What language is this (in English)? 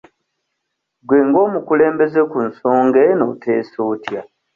Ganda